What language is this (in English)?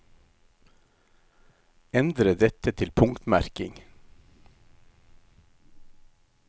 Norwegian